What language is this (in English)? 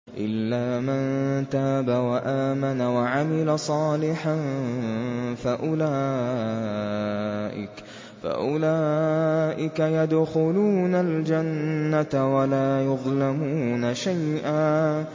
Arabic